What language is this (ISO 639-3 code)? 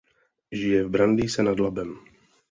ces